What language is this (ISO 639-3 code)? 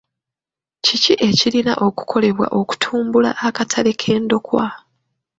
lug